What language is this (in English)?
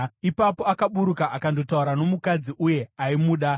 Shona